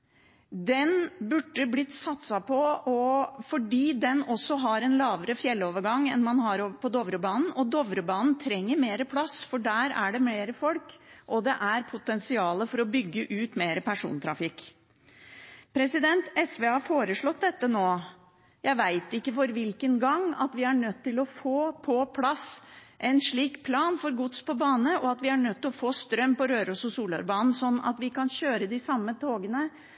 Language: Norwegian Bokmål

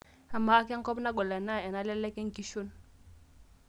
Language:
Masai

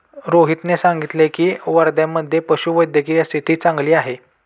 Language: Marathi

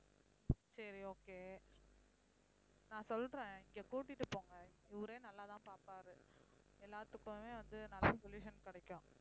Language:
Tamil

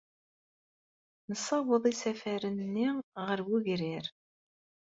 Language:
Kabyle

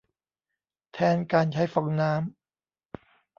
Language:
Thai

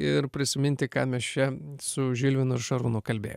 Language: Lithuanian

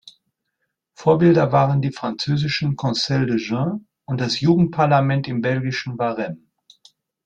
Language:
German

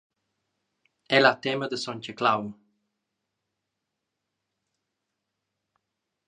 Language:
Romansh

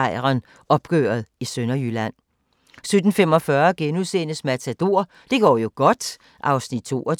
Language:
Danish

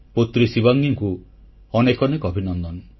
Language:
Odia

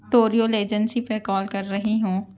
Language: Urdu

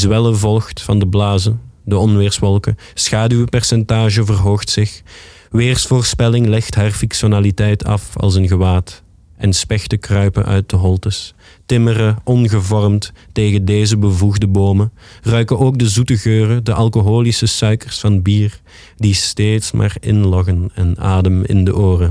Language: Dutch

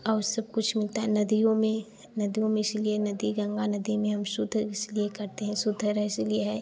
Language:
Hindi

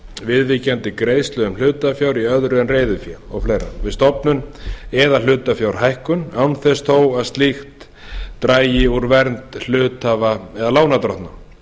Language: Icelandic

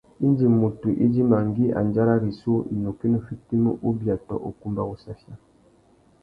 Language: Tuki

